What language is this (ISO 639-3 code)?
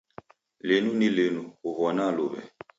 dav